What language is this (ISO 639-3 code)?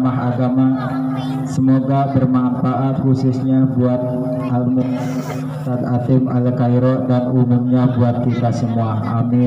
ind